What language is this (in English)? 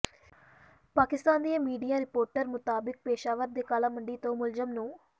Punjabi